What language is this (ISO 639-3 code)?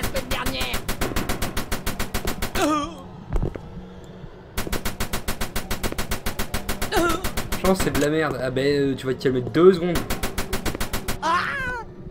fra